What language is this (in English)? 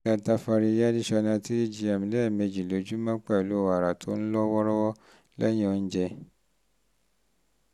Yoruba